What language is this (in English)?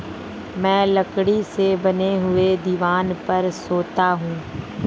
Hindi